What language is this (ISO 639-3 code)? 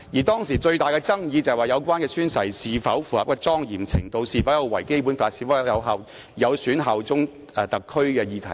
yue